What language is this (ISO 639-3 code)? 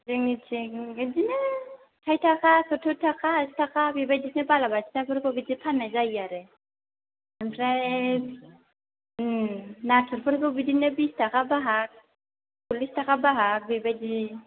brx